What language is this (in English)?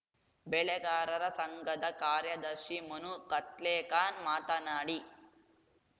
Kannada